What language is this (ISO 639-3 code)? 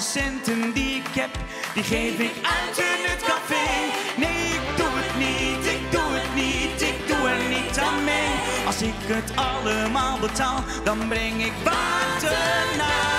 nld